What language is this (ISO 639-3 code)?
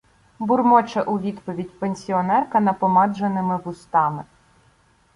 ukr